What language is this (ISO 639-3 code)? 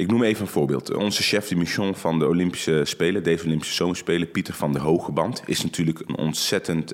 nld